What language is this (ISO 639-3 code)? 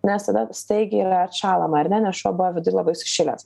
lit